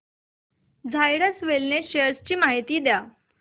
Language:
Marathi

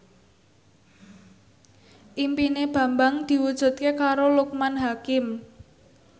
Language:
Javanese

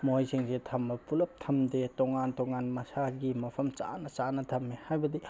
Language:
Manipuri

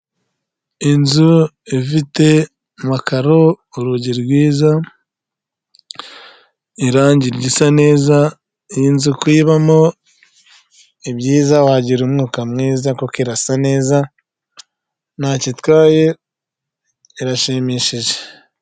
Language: Kinyarwanda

